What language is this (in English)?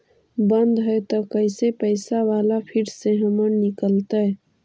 Magahi